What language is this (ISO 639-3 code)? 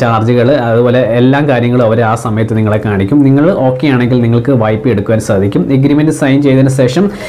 mal